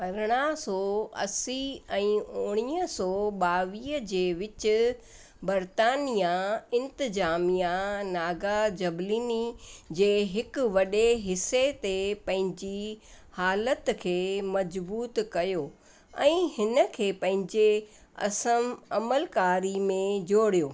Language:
Sindhi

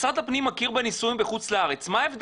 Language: Hebrew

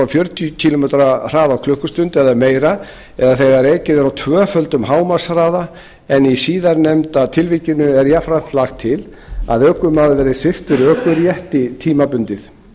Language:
Icelandic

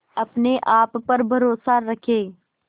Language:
Hindi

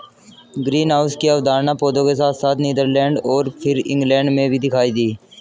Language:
Hindi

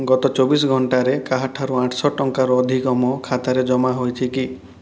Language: Odia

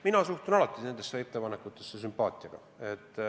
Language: Estonian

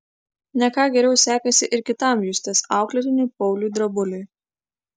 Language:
Lithuanian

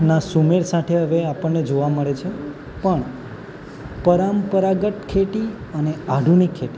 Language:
Gujarati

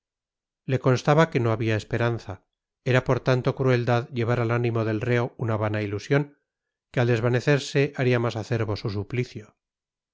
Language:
Spanish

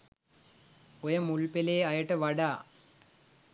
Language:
Sinhala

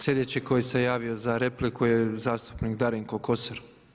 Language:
Croatian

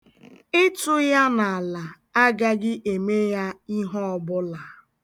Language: Igbo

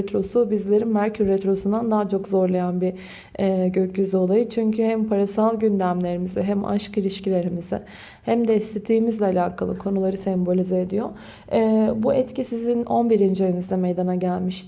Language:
Turkish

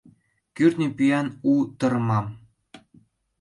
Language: Mari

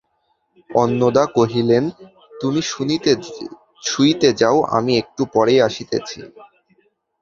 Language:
Bangla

